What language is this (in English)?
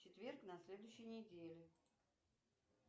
Russian